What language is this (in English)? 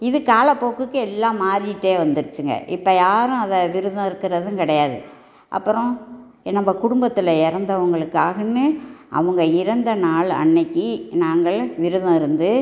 Tamil